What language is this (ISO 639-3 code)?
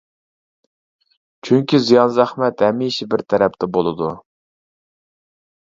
uig